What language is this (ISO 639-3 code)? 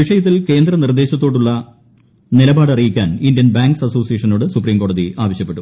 mal